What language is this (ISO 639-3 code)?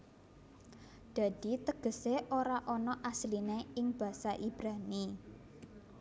jav